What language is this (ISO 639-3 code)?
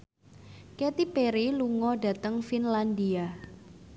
jav